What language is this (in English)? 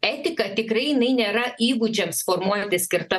Lithuanian